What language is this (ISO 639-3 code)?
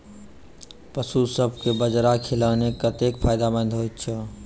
mai